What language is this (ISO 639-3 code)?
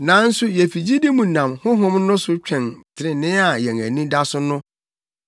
aka